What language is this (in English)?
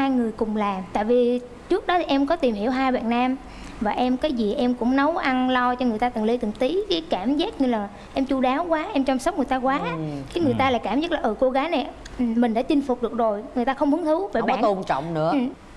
Vietnamese